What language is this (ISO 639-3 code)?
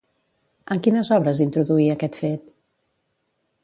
cat